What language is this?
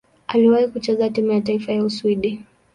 Swahili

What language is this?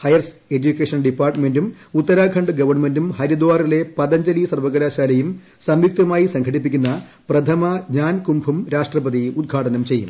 Malayalam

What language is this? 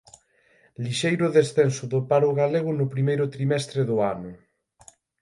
Galician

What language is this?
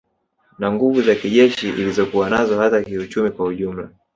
Swahili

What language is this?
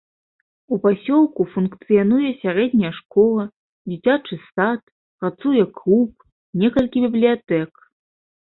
Belarusian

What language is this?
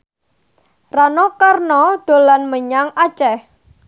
Javanese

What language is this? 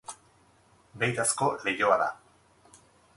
Basque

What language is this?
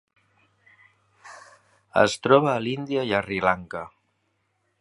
Catalan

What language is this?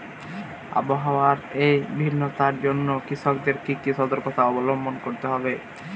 Bangla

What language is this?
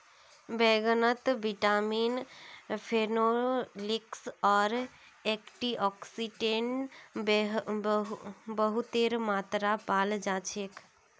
Magahi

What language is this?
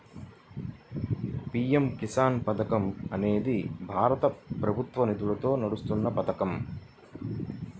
Telugu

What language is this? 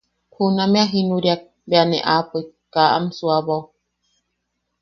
Yaqui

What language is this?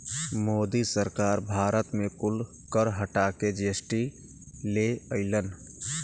Bhojpuri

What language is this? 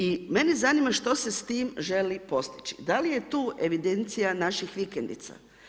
Croatian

